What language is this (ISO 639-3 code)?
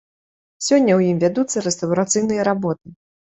bel